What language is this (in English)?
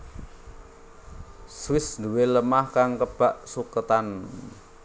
Javanese